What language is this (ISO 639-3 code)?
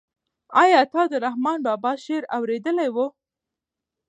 pus